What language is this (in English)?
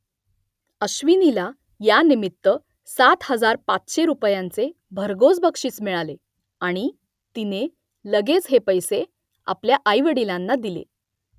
Marathi